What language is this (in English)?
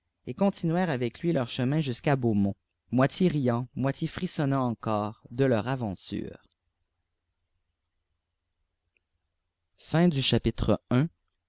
French